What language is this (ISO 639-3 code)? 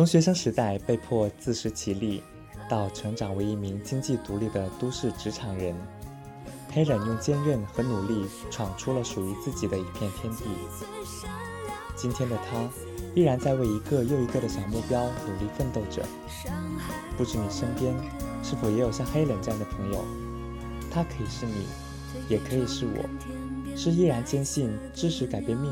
zho